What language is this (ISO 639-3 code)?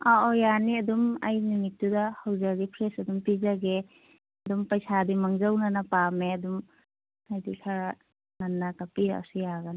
mni